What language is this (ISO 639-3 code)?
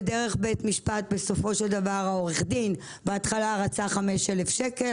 heb